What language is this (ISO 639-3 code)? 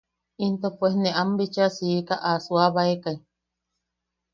yaq